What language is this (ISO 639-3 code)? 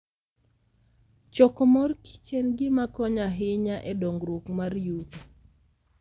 luo